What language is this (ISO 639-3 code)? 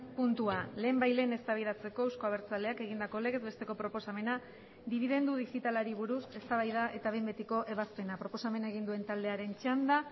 eus